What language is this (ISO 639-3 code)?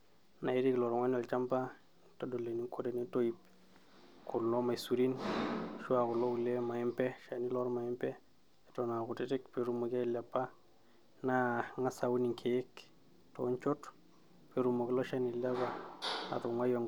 mas